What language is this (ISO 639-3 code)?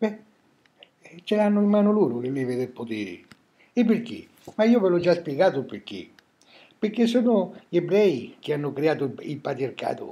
ita